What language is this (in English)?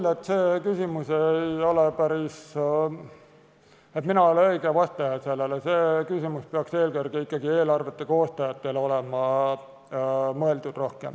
Estonian